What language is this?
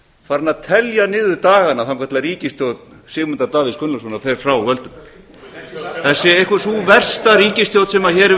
Icelandic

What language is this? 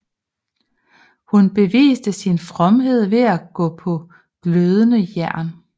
Danish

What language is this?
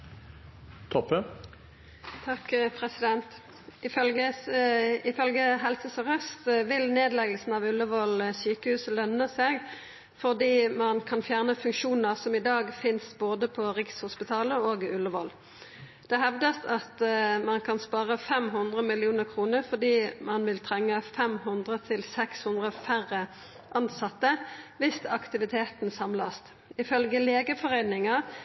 Norwegian Bokmål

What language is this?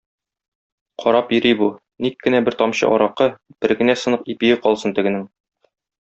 Tatar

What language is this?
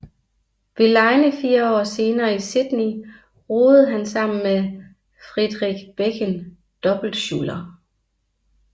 Danish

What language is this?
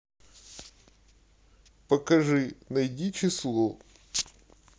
Russian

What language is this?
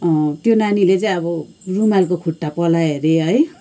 Nepali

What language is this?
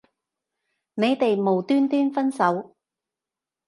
Cantonese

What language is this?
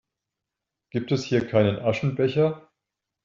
German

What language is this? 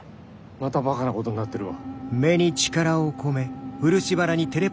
Japanese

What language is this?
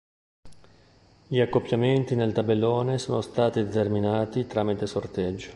Italian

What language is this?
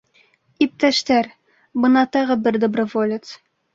Bashkir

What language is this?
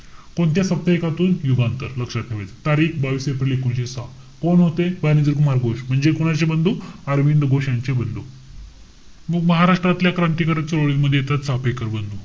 Marathi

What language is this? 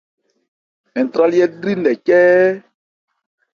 Ebrié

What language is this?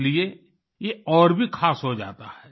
Hindi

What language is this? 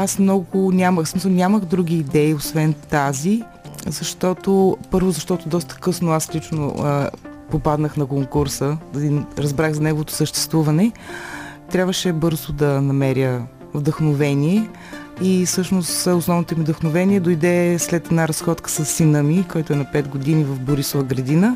Bulgarian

